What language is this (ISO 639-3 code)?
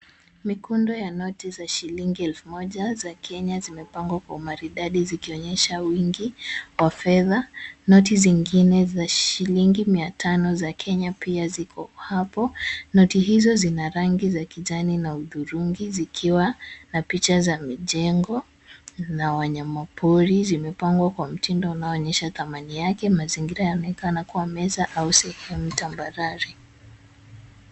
swa